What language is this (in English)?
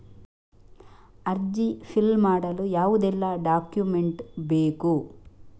Kannada